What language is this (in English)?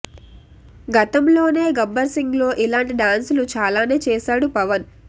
Telugu